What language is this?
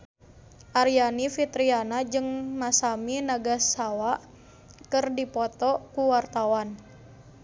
Sundanese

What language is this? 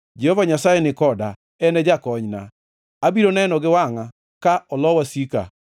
Luo (Kenya and Tanzania)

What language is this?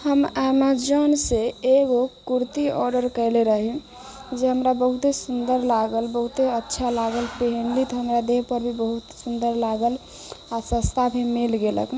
Maithili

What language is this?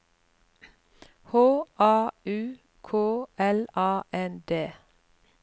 Norwegian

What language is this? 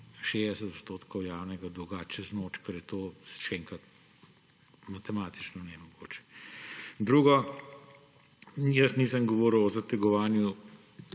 Slovenian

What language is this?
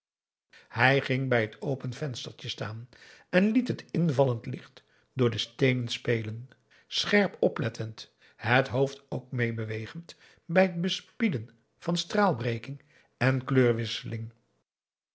Dutch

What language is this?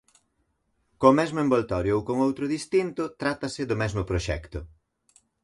Galician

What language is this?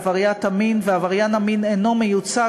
Hebrew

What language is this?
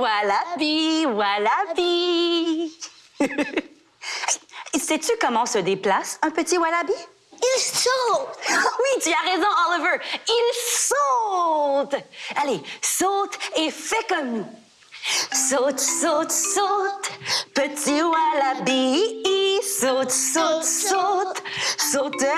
French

